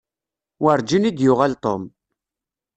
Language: Kabyle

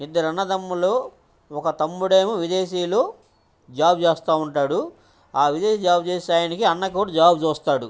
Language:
Telugu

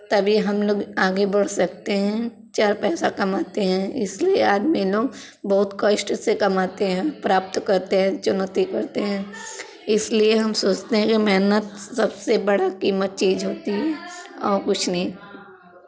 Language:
Hindi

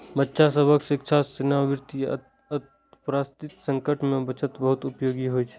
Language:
Maithili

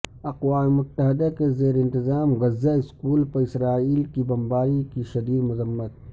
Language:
Urdu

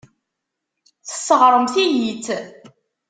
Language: Kabyle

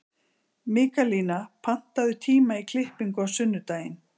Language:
Icelandic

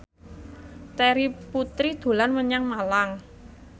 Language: Javanese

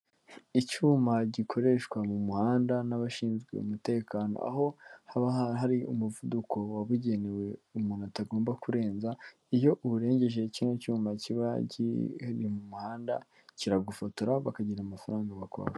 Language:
Kinyarwanda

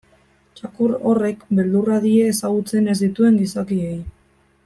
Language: Basque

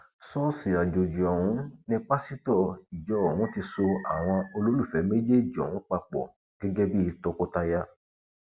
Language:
Yoruba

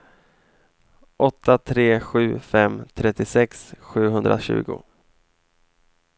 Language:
Swedish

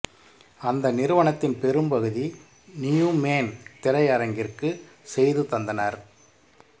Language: Tamil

